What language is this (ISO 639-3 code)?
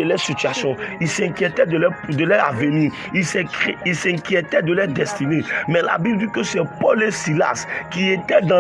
fra